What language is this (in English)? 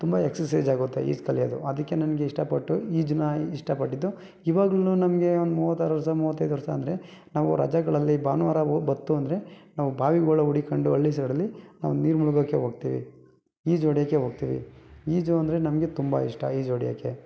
Kannada